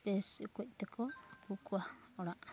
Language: Santali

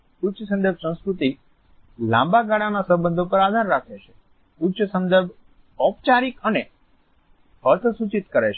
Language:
Gujarati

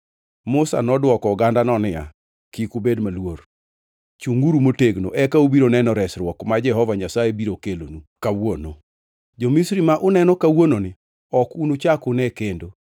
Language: Luo (Kenya and Tanzania)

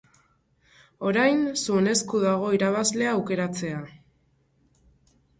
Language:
Basque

